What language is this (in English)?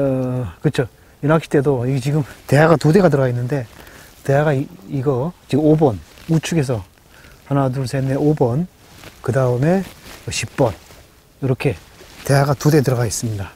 Korean